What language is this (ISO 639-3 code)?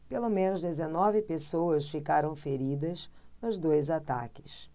por